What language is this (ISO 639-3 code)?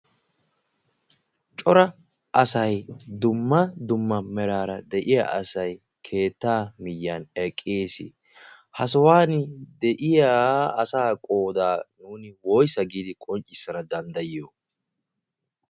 wal